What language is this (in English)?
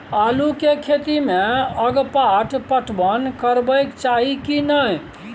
Maithili